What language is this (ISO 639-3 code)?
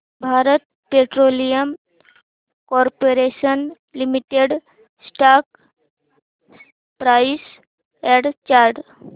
mar